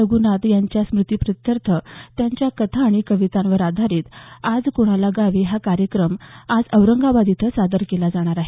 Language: Marathi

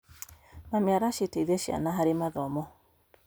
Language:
Kikuyu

